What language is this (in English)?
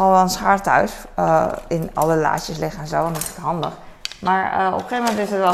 Dutch